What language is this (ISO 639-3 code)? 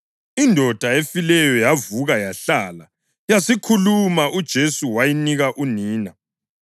nde